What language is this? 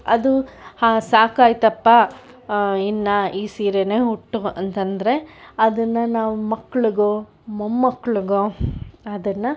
Kannada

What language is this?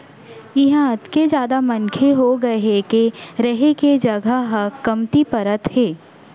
Chhattisgarhi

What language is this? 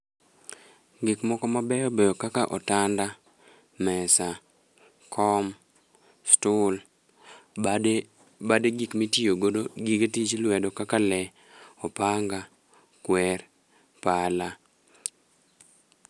Luo (Kenya and Tanzania)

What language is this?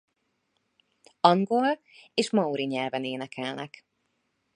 Hungarian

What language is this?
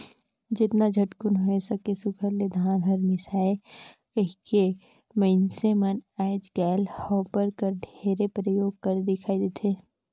Chhattisgarhi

